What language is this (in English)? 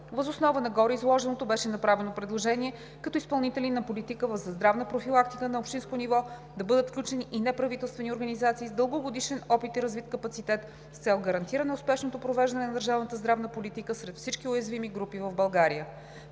Bulgarian